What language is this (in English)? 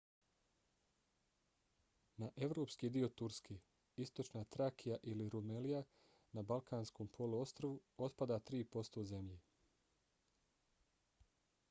Bosnian